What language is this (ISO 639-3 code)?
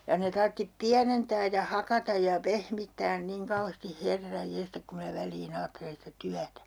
fin